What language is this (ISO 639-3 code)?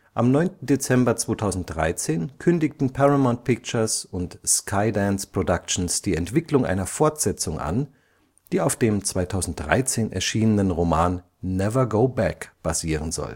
deu